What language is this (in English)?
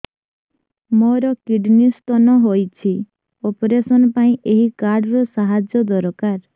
Odia